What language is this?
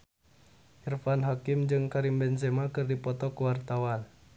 Sundanese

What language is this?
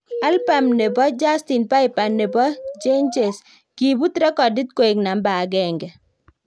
Kalenjin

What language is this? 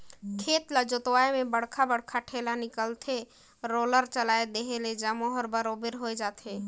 Chhattisgarhi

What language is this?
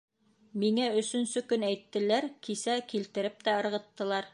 Bashkir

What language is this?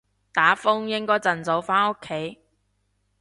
Cantonese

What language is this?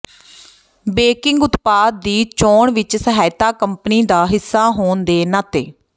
Punjabi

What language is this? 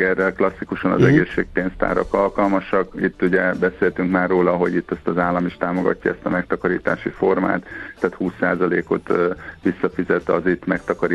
Hungarian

